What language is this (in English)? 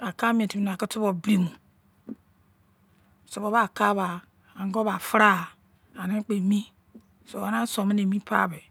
Izon